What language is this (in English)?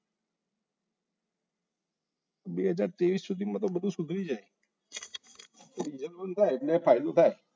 Gujarati